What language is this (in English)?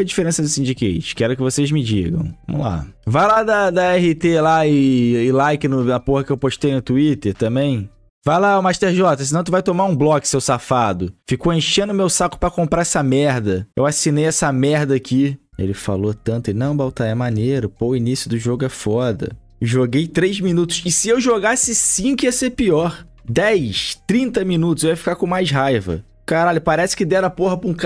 Portuguese